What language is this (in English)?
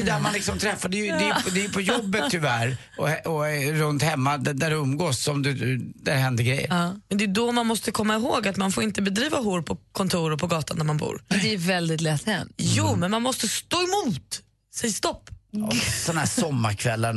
Swedish